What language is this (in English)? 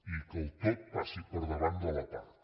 Catalan